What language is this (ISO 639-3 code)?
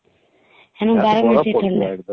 ori